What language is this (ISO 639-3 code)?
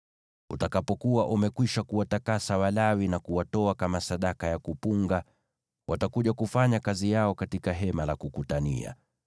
swa